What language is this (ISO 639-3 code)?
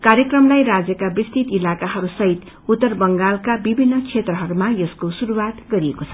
nep